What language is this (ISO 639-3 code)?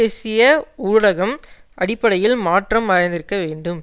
tam